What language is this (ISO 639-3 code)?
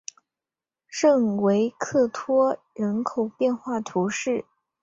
zho